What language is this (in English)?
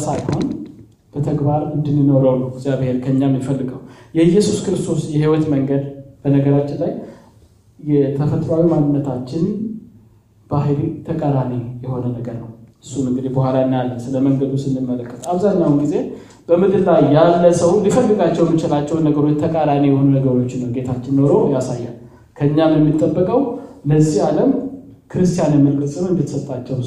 Amharic